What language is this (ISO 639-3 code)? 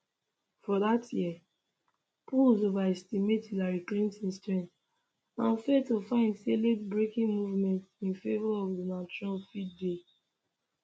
pcm